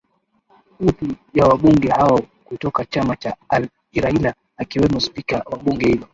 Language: Swahili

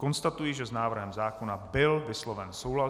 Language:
Czech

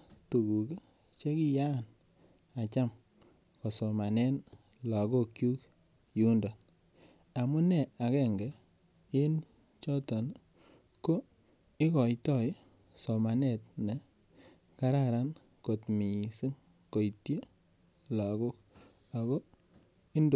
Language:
Kalenjin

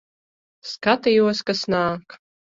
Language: Latvian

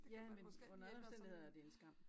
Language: Danish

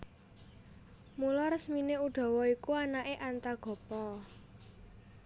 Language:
Javanese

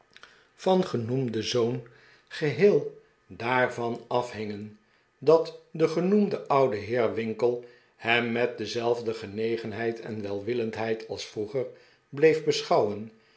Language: Dutch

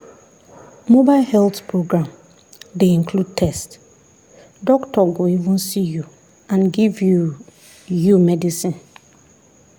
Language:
Nigerian Pidgin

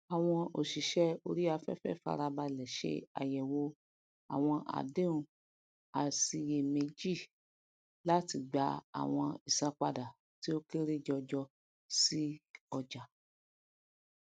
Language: Yoruba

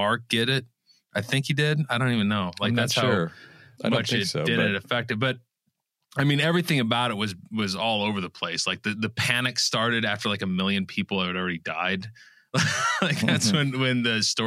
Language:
English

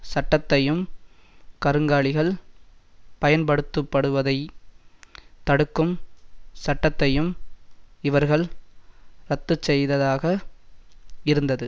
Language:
Tamil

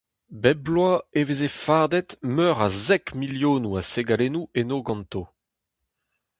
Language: Breton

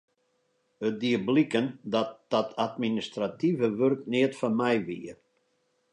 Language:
Western Frisian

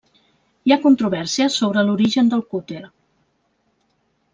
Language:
Catalan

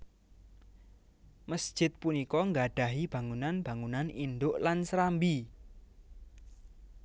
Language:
Javanese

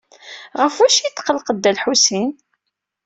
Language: Kabyle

